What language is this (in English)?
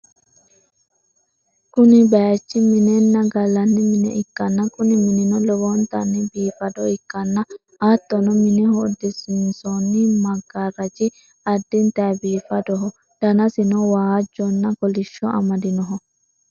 Sidamo